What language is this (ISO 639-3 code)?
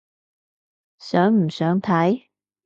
yue